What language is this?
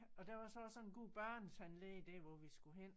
Danish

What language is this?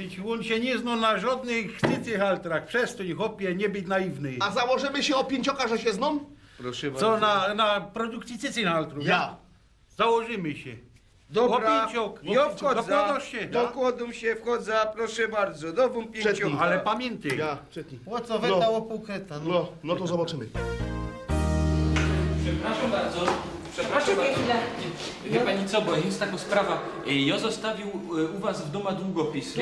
Polish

